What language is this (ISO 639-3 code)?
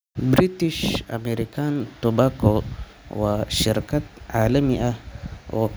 som